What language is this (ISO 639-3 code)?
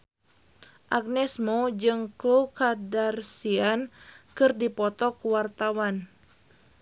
sun